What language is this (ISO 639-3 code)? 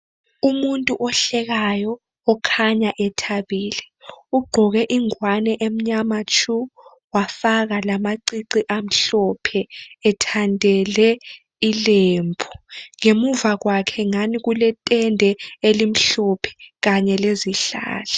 nde